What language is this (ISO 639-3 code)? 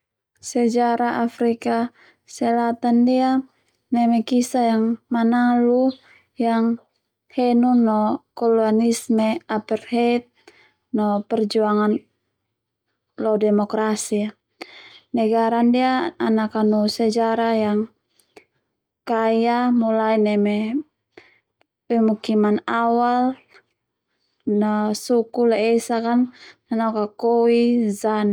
twu